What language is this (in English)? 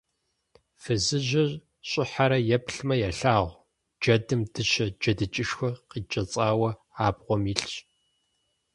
Kabardian